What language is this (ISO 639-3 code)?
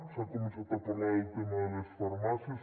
cat